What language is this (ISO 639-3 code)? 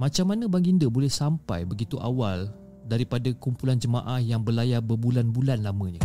msa